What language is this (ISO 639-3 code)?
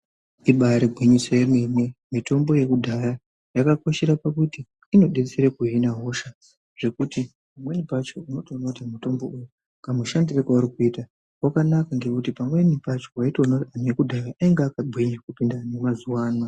ndc